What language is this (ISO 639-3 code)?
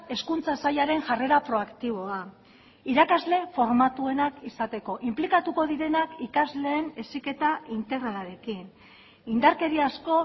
eus